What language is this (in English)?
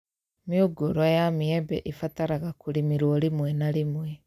Kikuyu